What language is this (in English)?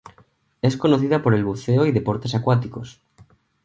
Spanish